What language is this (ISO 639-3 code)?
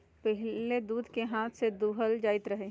mag